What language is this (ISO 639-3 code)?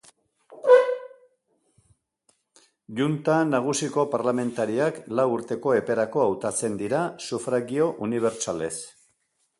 eus